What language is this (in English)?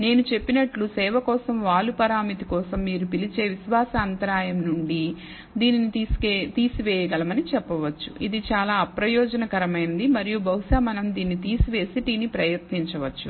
Telugu